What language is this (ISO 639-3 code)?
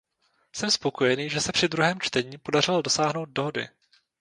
ces